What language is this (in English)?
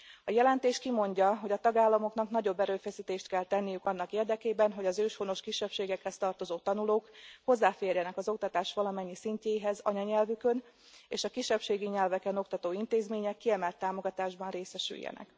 Hungarian